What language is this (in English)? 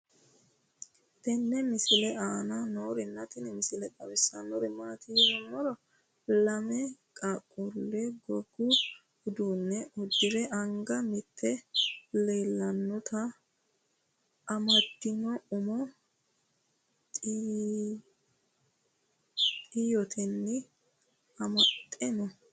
Sidamo